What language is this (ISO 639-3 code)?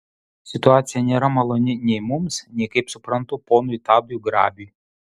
lit